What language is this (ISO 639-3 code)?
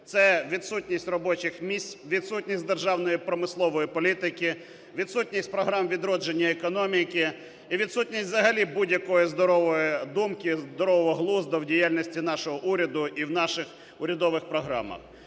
ukr